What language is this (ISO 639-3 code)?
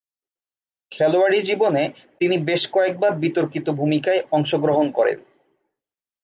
ben